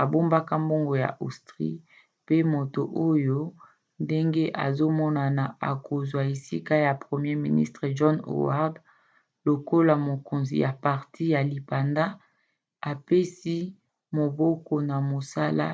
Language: Lingala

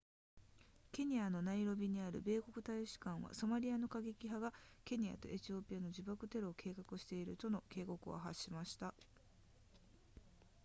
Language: Japanese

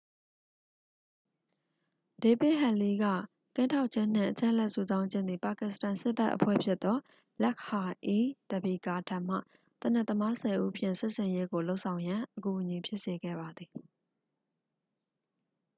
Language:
Burmese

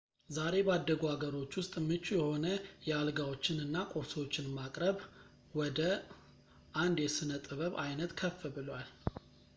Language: Amharic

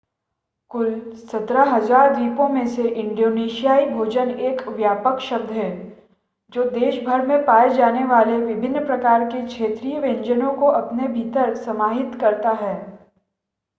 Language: Hindi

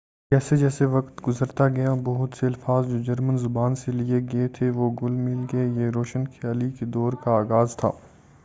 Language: Urdu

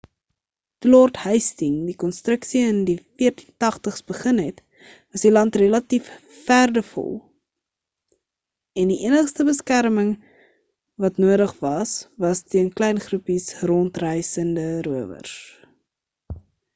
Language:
Afrikaans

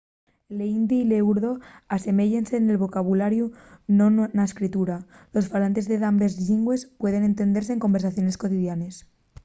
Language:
Asturian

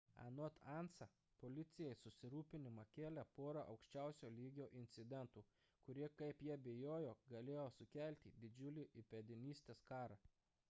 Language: Lithuanian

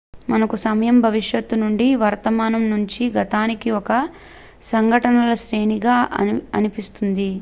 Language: Telugu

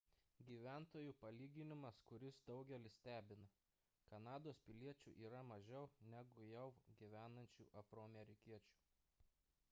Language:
Lithuanian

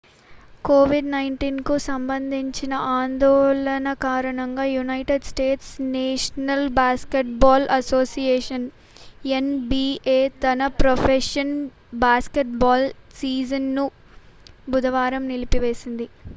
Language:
Telugu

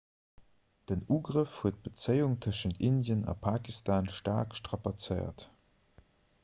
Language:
Luxembourgish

